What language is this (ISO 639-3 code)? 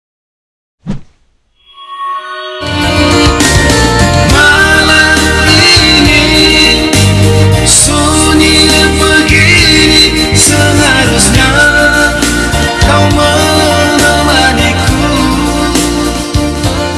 ind